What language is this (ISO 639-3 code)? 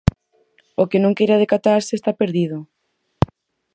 glg